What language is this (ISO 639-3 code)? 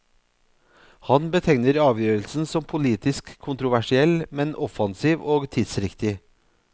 nor